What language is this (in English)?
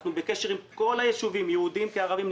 Hebrew